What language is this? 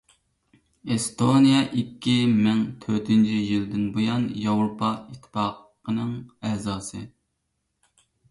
Uyghur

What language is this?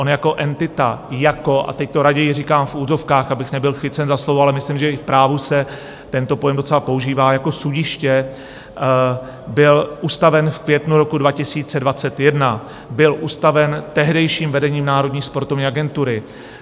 Czech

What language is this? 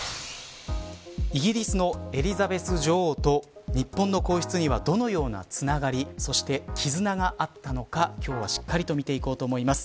Japanese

